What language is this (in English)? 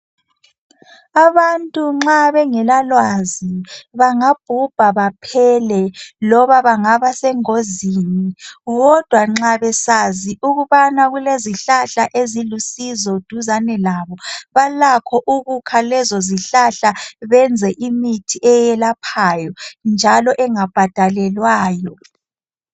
North Ndebele